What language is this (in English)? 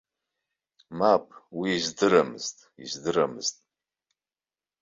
Abkhazian